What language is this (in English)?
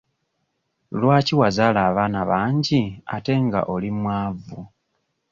Ganda